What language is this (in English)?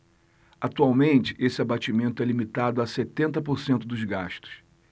Portuguese